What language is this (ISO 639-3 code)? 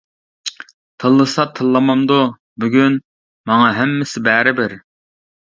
uig